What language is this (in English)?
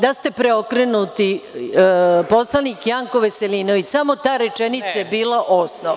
Serbian